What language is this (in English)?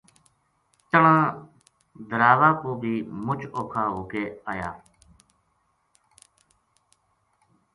Gujari